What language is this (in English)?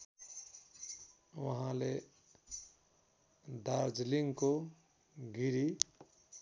Nepali